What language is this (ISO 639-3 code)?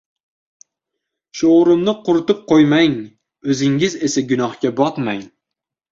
uzb